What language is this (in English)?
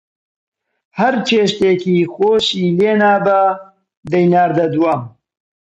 Central Kurdish